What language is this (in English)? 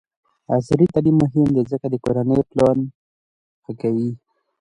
Pashto